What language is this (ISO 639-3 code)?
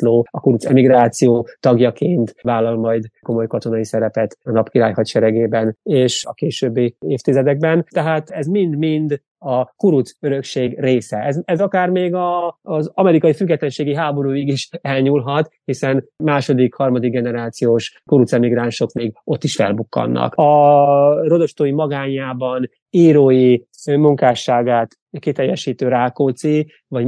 hun